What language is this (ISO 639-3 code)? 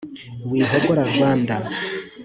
kin